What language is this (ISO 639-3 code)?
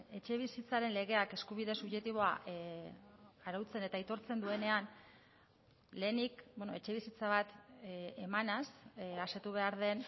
eus